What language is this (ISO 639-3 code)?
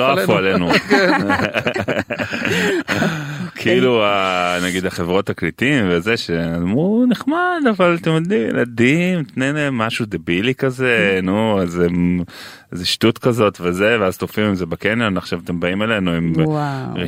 heb